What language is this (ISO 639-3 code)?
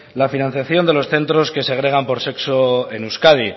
spa